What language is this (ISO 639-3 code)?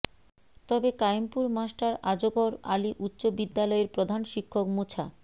ben